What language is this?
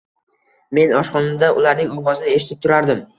Uzbek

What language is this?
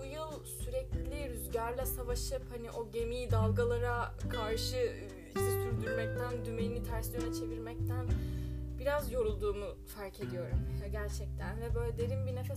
Turkish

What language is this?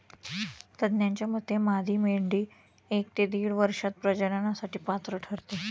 Marathi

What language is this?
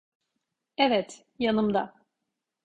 Turkish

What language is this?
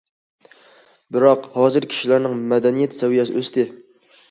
Uyghur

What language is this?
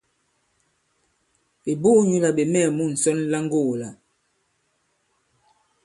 Bankon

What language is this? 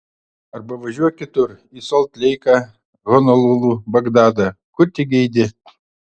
Lithuanian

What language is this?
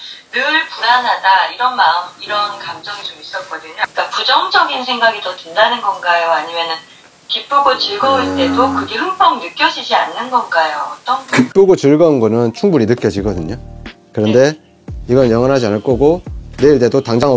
Korean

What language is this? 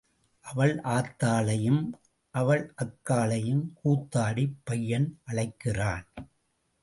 Tamil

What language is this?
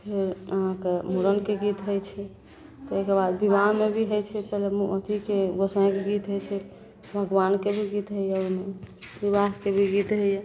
Maithili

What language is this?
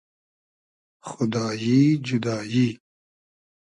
Hazaragi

